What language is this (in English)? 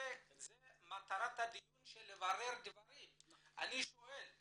Hebrew